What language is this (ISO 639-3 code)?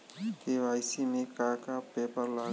bho